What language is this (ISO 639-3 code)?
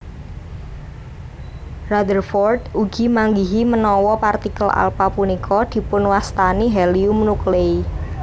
jav